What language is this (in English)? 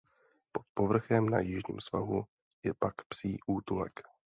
Czech